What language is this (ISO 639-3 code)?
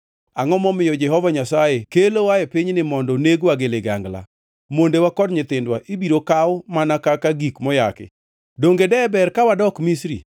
luo